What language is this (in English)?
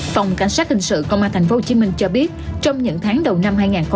Vietnamese